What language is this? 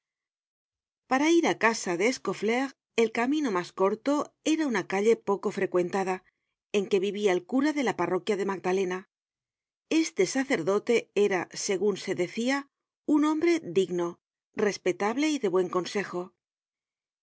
Spanish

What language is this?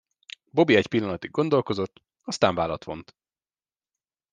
Hungarian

